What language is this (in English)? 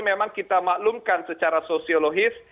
Indonesian